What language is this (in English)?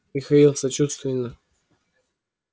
Russian